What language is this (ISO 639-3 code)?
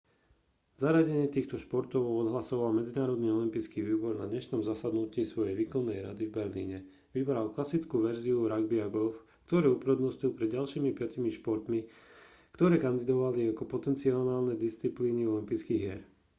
slk